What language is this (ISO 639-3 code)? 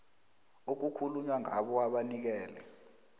nbl